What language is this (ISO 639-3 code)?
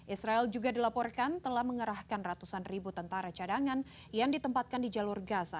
ind